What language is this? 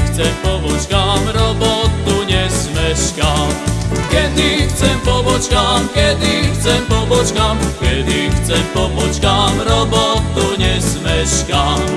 Slovak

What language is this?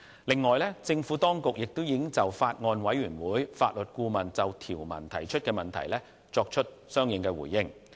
Cantonese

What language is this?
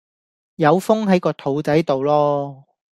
Cantonese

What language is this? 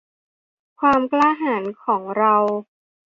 Thai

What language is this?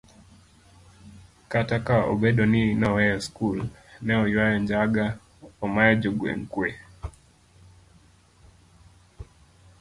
Luo (Kenya and Tanzania)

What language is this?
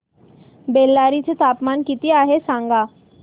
Marathi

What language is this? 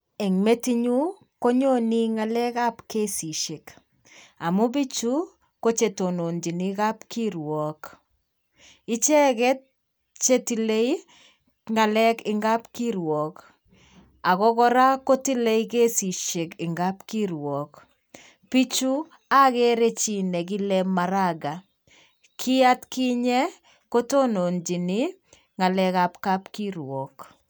Kalenjin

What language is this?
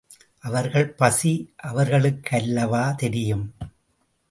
Tamil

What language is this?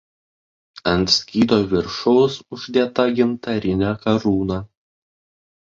Lithuanian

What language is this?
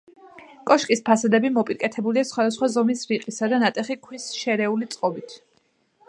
Georgian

